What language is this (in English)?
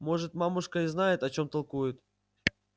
Russian